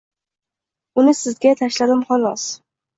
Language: Uzbek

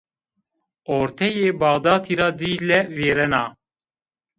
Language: Zaza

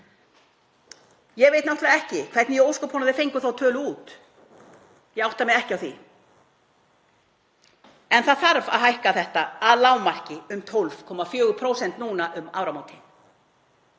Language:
Icelandic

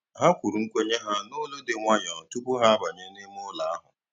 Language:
Igbo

